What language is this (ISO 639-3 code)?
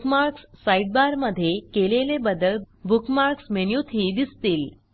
mar